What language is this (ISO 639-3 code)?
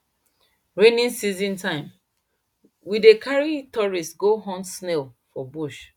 pcm